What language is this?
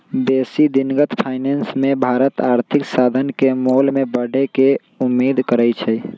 Magahi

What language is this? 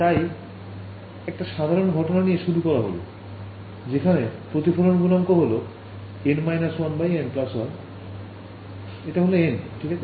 Bangla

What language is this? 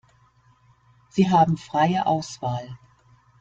German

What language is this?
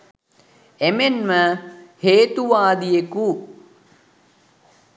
Sinhala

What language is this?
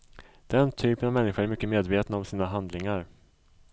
Swedish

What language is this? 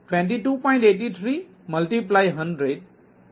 Gujarati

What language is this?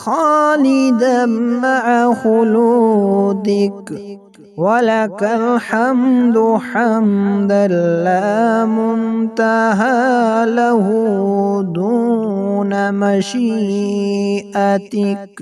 Arabic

